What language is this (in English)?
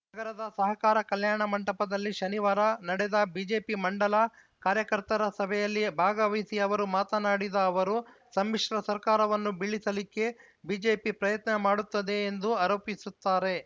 Kannada